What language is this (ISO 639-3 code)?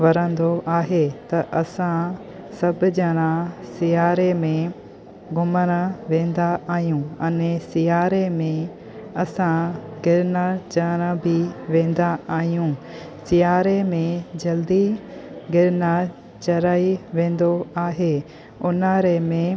snd